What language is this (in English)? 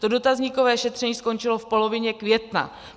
Czech